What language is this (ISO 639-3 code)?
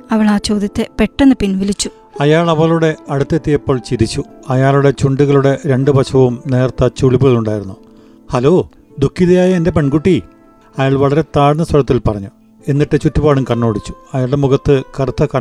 mal